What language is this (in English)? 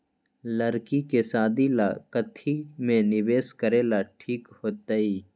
Magahi